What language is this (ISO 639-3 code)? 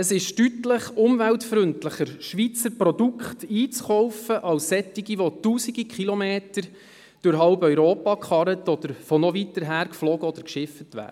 gsw